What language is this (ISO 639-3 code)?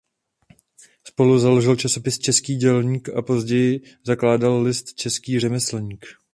ces